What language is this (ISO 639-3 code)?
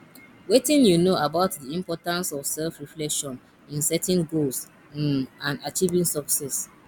pcm